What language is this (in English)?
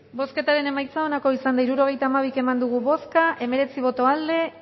Basque